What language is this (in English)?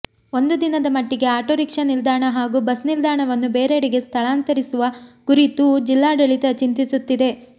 Kannada